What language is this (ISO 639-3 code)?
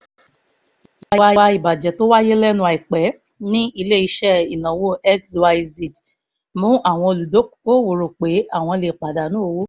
yor